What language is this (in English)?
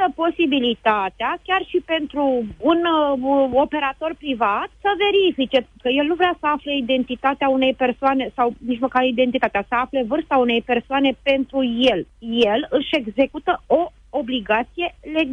Romanian